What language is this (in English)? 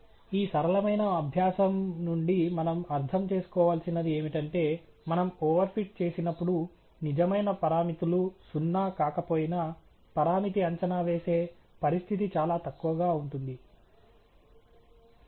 Telugu